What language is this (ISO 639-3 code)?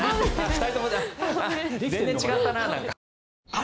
jpn